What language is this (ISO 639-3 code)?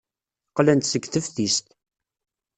kab